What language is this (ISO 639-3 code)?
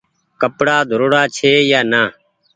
gig